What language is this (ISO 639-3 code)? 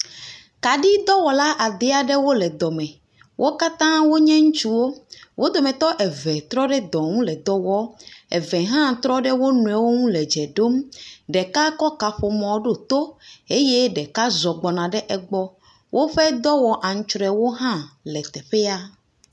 ewe